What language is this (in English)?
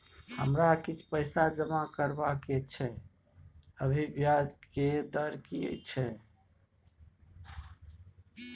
Maithili